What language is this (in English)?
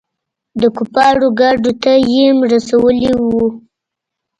Pashto